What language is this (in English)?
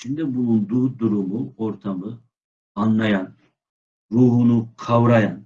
Turkish